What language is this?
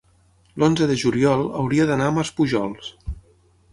Catalan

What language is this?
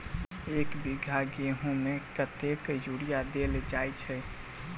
Maithili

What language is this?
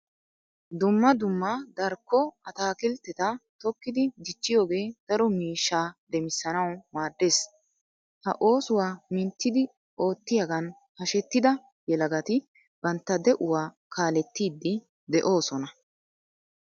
Wolaytta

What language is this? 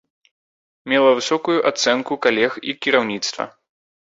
Belarusian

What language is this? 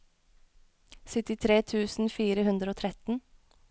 Norwegian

